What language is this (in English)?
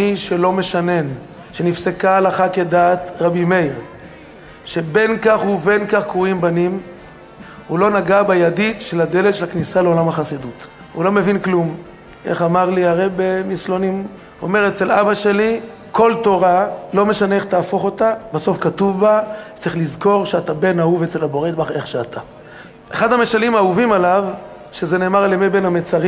Hebrew